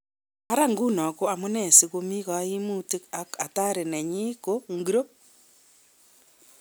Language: Kalenjin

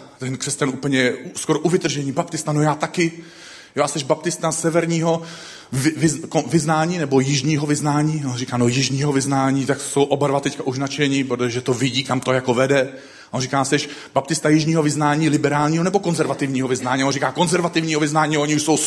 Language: Czech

